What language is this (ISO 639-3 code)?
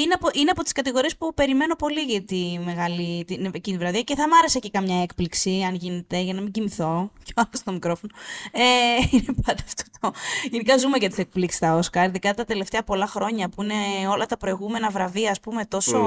ell